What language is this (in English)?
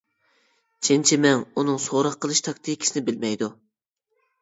Uyghur